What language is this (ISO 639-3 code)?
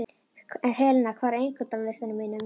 isl